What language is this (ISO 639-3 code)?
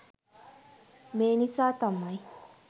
sin